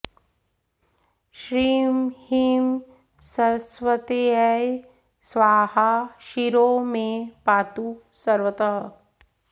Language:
Sanskrit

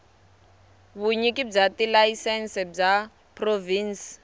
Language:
Tsonga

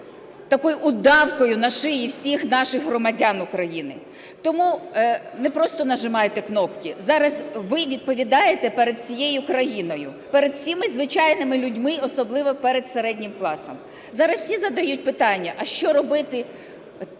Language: Ukrainian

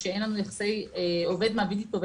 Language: Hebrew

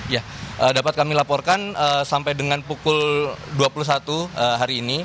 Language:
Indonesian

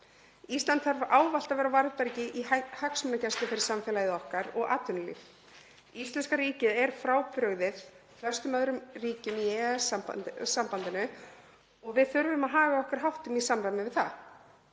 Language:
Icelandic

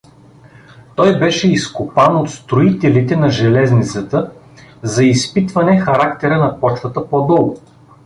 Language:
Bulgarian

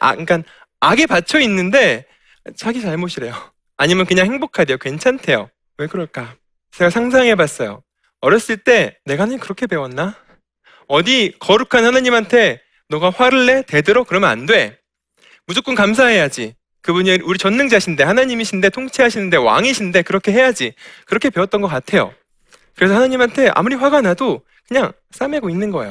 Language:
Korean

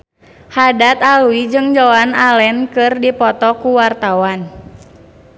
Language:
Sundanese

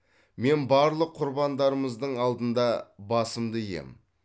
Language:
Kazakh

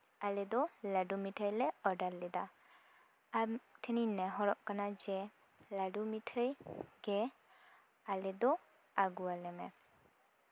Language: Santali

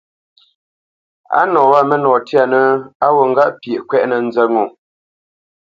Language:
Bamenyam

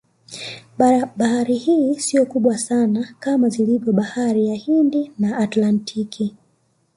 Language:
Swahili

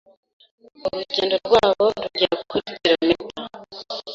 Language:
Kinyarwanda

